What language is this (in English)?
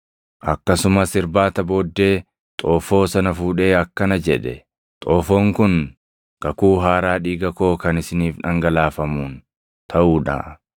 Oromo